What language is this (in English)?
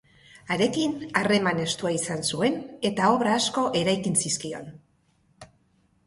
Basque